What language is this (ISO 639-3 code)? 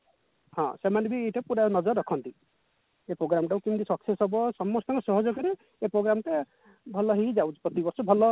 ori